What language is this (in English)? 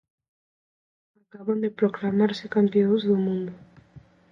Galician